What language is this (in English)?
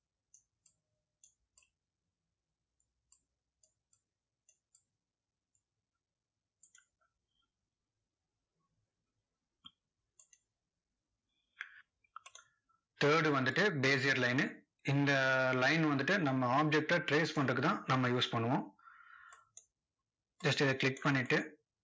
Tamil